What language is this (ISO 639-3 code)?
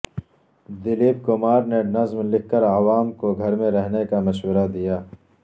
urd